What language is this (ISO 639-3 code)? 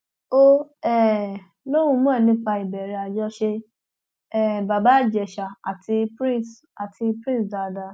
yor